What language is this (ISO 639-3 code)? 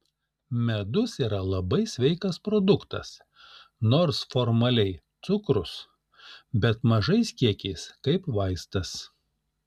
lit